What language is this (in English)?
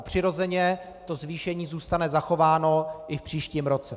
Czech